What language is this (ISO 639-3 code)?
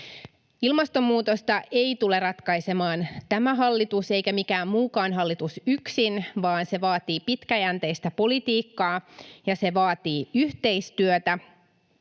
fin